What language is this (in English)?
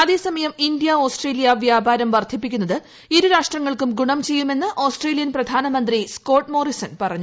Malayalam